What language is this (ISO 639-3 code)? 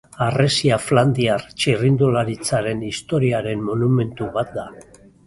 eus